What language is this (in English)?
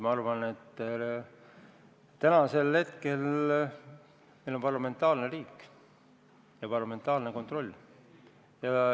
Estonian